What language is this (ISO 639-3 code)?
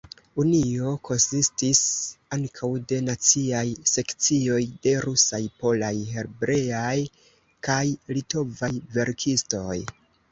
epo